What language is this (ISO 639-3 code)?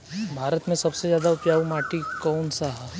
bho